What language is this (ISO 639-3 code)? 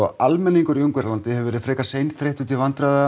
isl